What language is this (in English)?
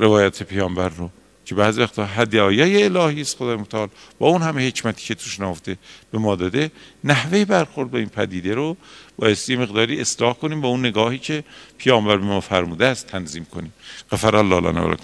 Persian